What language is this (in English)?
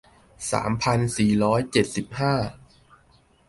Thai